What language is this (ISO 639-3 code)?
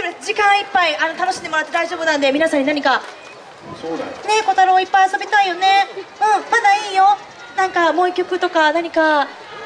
jpn